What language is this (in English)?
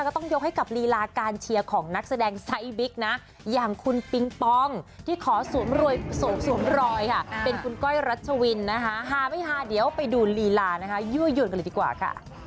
Thai